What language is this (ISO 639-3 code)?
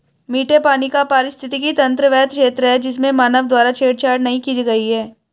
hin